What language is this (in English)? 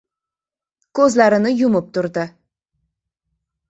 Uzbek